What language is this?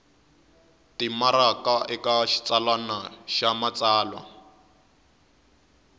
Tsonga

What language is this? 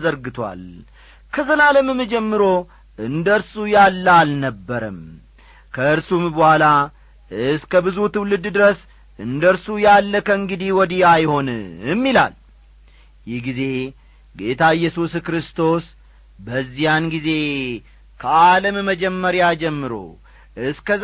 Amharic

